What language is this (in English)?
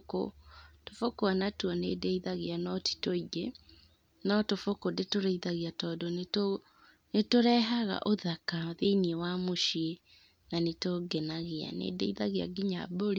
Kikuyu